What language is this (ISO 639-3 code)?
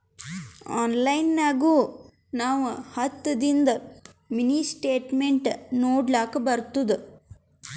kan